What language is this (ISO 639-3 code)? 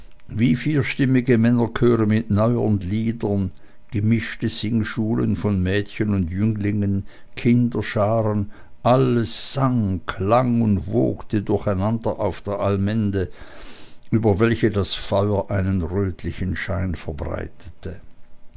deu